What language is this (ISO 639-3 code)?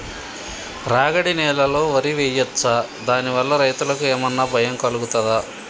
tel